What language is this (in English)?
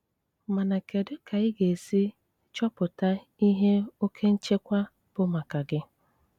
Igbo